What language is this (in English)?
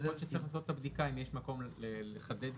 Hebrew